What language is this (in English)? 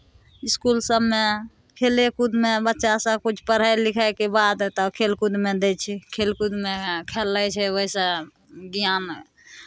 Maithili